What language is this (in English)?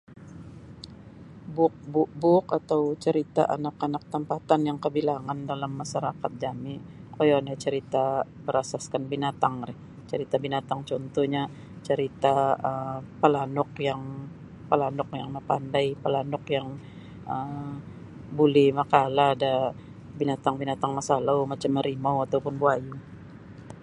Sabah Bisaya